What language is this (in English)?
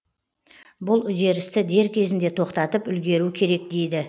Kazakh